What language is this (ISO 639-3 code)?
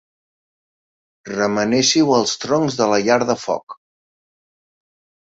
cat